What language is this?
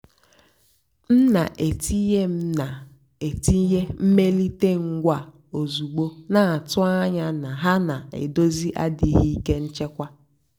Igbo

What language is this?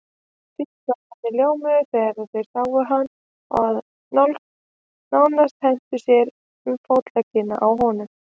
Icelandic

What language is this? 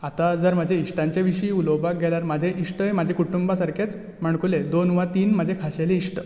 Konkani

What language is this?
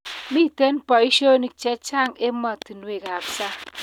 Kalenjin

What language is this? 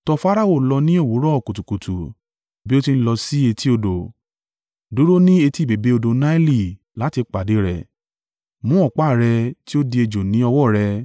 Yoruba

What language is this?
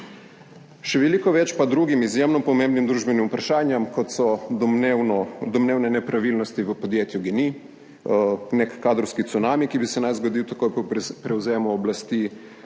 Slovenian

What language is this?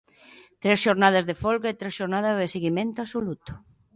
Galician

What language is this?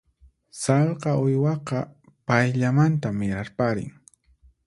Puno Quechua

